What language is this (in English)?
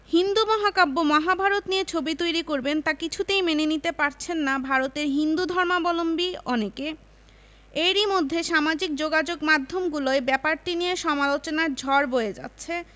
Bangla